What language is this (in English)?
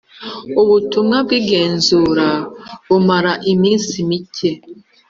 Kinyarwanda